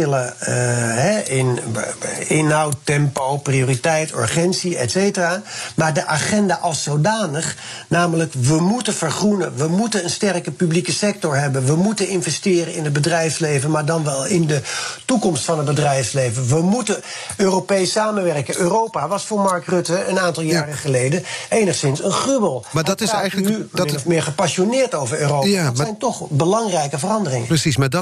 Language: Dutch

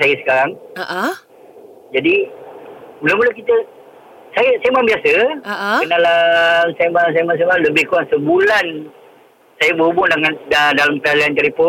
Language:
Malay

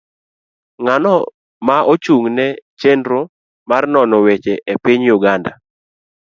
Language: Luo (Kenya and Tanzania)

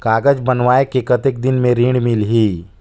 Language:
Chhattisgarhi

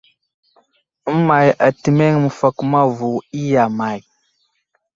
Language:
Wuzlam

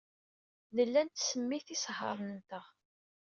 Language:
Kabyle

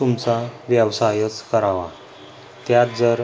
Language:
Marathi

